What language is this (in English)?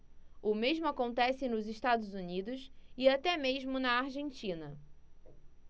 Portuguese